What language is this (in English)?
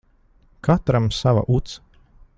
Latvian